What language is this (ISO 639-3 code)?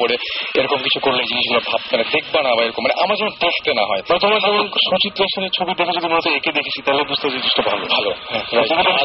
ben